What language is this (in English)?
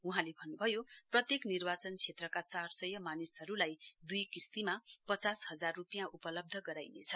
Nepali